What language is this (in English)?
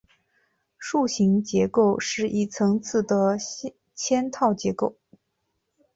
Chinese